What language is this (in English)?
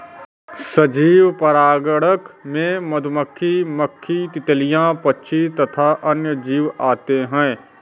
Hindi